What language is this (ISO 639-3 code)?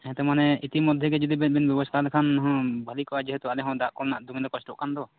sat